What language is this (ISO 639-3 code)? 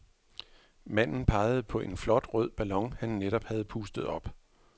dan